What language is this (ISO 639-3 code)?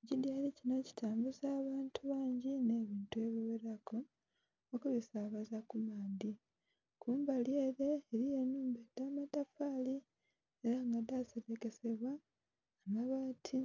xog